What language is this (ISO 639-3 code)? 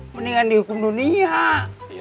ind